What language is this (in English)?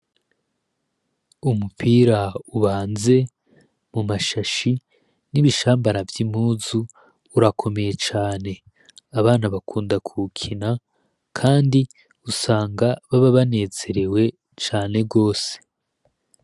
Rundi